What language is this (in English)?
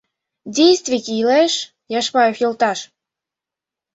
Mari